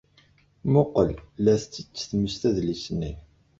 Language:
Kabyle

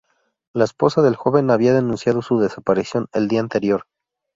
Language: Spanish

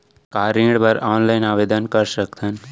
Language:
Chhattisgarhi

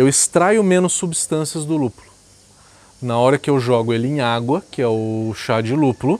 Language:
Portuguese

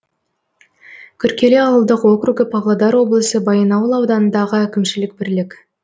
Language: Kazakh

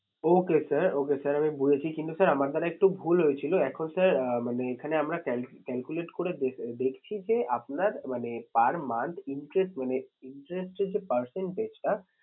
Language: Bangla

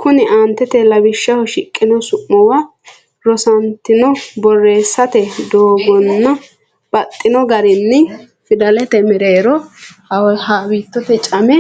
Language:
Sidamo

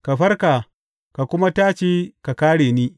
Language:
Hausa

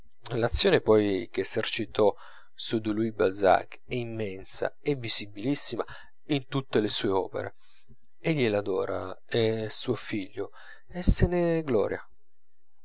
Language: Italian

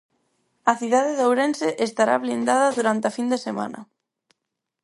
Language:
Galician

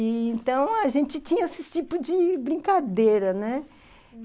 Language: Portuguese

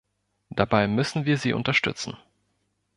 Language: German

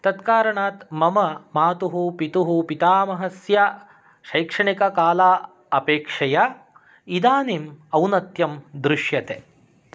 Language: Sanskrit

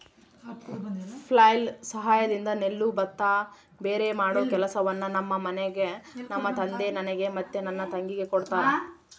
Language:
Kannada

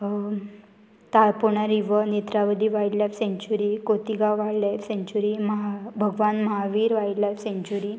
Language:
Konkani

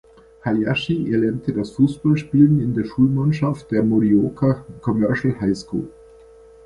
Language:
German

